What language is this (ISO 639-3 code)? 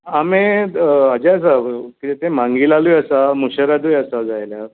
kok